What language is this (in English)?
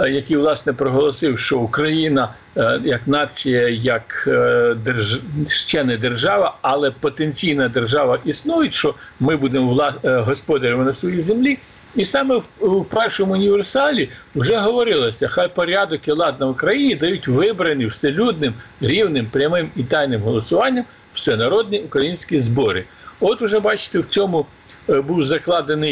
Ukrainian